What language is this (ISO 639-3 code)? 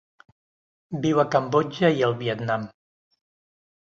cat